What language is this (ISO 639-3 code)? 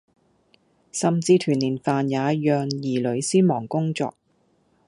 yue